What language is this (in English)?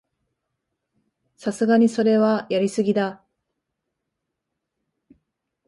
Japanese